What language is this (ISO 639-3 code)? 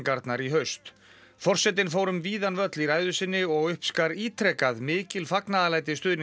isl